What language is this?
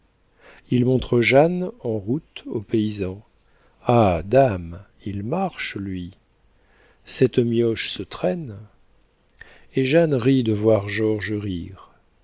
French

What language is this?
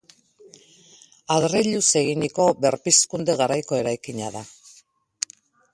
Basque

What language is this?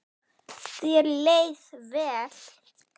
Icelandic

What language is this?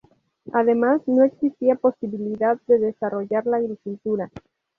Spanish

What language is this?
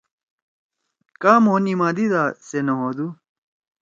Torwali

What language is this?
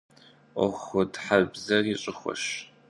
Kabardian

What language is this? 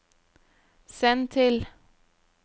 Norwegian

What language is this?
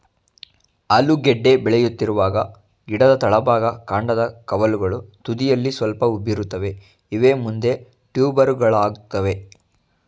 Kannada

